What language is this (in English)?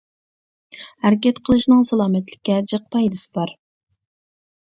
Uyghur